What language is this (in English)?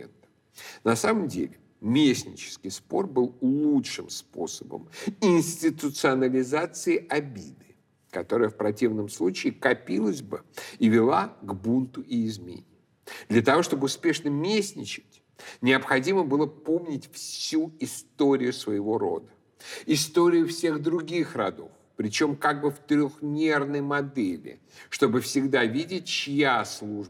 Russian